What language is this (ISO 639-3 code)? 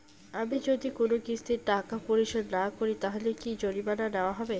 ben